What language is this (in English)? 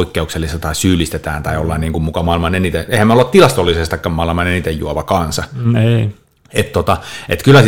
Finnish